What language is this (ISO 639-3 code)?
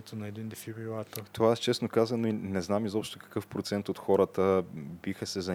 bul